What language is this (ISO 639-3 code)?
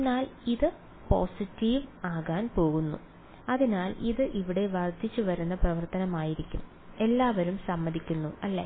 mal